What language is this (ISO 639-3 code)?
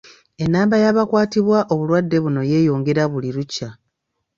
lug